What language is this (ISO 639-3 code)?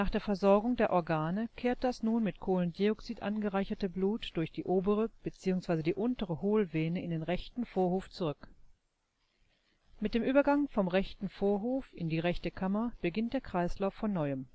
deu